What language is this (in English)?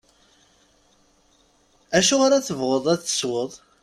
Kabyle